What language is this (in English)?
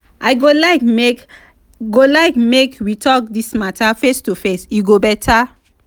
Nigerian Pidgin